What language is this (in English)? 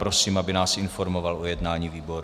Czech